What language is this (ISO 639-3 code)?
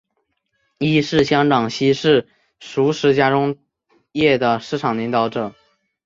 zho